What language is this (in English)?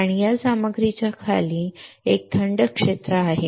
Marathi